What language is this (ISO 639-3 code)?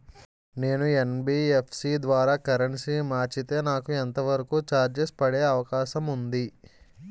tel